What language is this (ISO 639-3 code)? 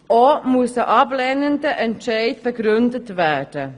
gsw